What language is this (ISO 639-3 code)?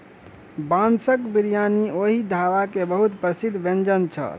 mai